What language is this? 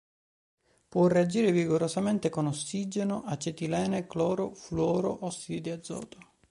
Italian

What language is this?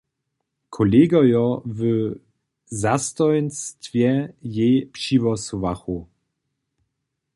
Upper Sorbian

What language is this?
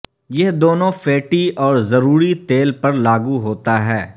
Urdu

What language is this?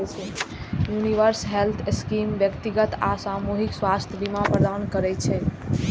Maithili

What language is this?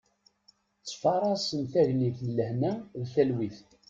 Kabyle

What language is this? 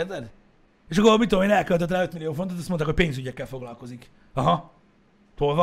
Hungarian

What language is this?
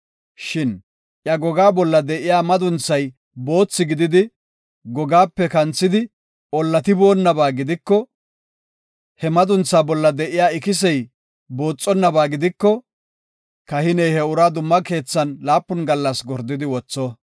Gofa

